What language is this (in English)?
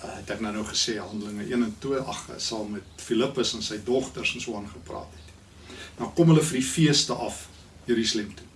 Dutch